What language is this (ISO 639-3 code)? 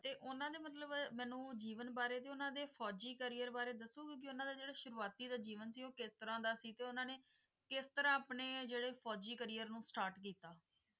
pan